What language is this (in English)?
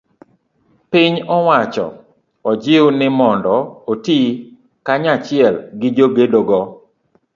Luo (Kenya and Tanzania)